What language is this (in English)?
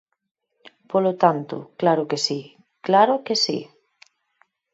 Galician